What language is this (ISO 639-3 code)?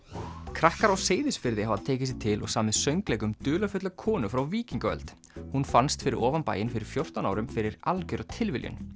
isl